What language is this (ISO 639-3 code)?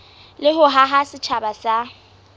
sot